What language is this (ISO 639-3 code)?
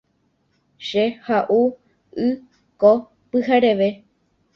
grn